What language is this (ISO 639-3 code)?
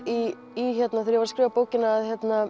isl